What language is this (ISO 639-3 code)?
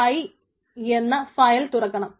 mal